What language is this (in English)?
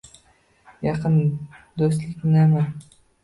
Uzbek